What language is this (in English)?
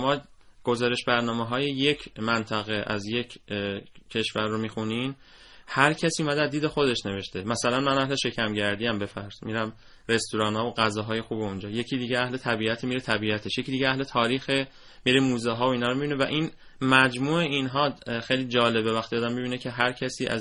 Persian